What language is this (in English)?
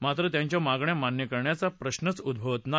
Marathi